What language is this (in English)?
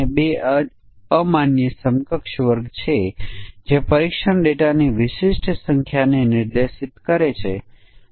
Gujarati